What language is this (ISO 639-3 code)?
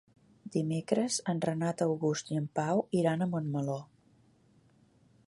cat